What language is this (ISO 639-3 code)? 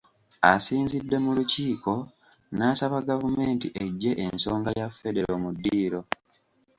lug